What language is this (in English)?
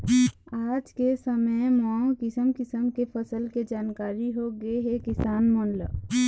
Chhattisgarhi